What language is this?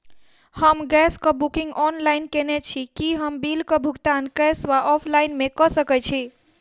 Maithili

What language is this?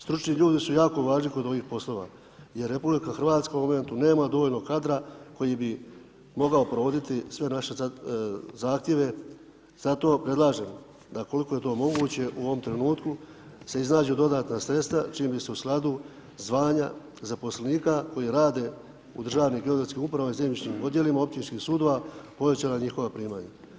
Croatian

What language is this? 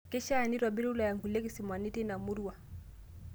Masai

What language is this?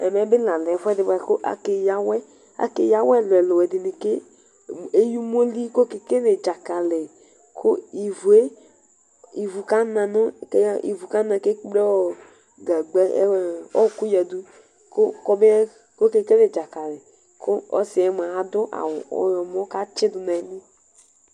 Ikposo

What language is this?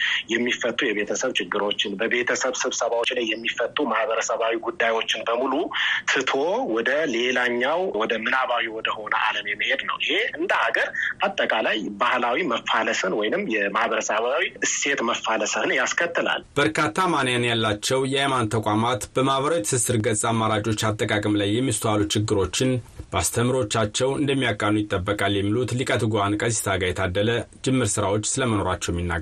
Amharic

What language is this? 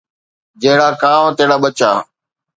Sindhi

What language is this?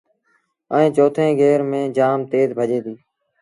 Sindhi Bhil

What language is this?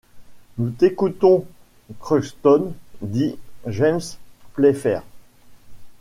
French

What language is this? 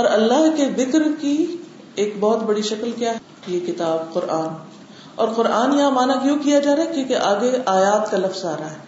Urdu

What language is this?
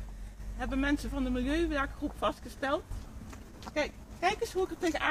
Dutch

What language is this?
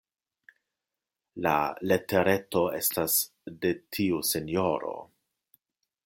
Esperanto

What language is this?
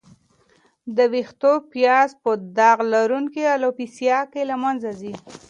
Pashto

